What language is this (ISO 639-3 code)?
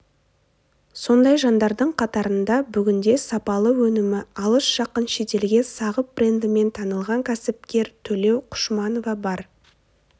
kaz